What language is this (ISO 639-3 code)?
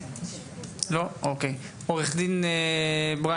heb